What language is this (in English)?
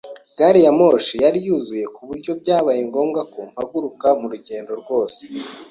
Kinyarwanda